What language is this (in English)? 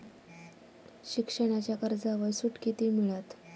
Marathi